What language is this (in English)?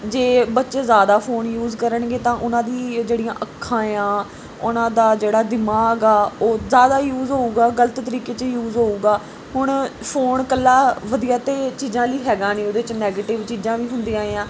Punjabi